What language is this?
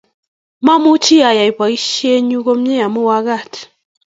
Kalenjin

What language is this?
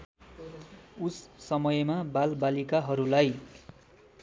Nepali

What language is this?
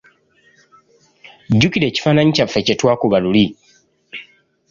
Ganda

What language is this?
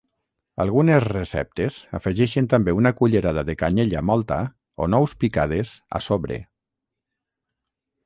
Catalan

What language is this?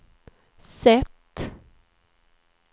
Swedish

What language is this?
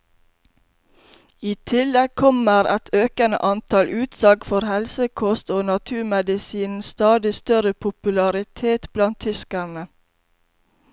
Norwegian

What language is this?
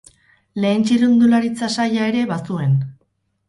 Basque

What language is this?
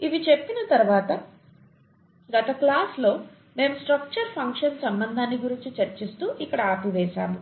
Telugu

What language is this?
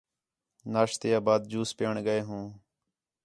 Khetrani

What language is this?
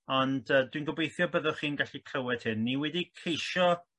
Welsh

